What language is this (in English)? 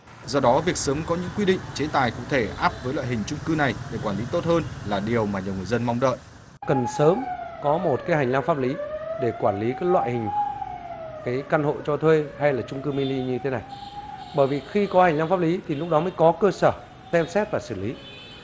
Vietnamese